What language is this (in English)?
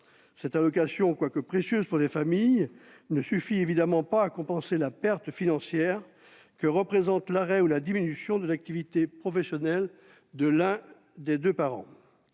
French